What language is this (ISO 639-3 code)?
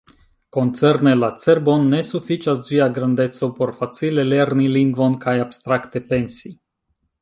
epo